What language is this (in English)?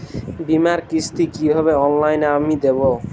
Bangla